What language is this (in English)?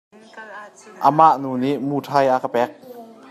Hakha Chin